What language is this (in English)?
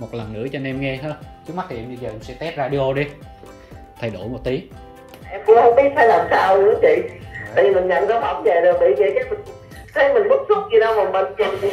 Vietnamese